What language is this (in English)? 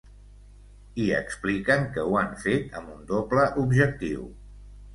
Catalan